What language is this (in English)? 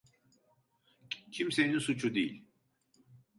Turkish